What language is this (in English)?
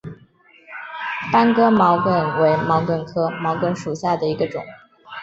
Chinese